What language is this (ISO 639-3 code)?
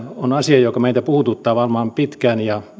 fin